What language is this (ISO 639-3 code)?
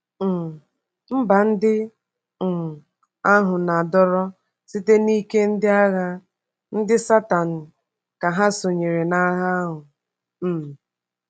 ibo